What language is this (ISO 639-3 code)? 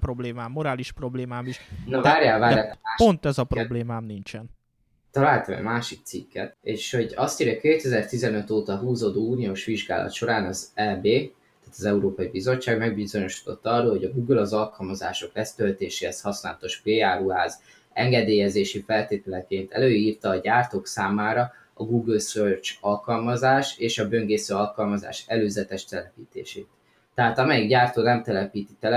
hun